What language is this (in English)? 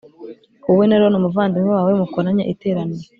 Kinyarwanda